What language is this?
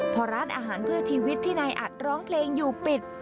Thai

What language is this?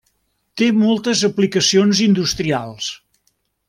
Catalan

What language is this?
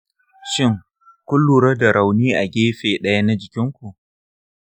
Hausa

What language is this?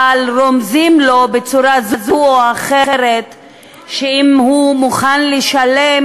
Hebrew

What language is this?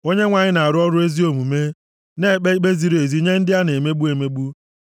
Igbo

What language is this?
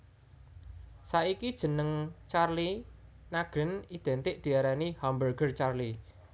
Javanese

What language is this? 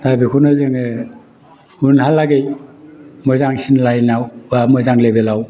Bodo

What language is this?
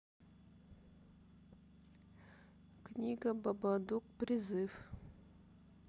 Russian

